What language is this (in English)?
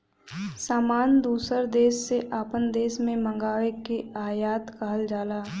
Bhojpuri